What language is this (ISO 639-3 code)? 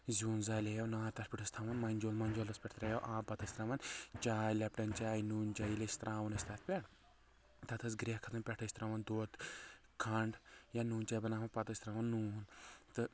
kas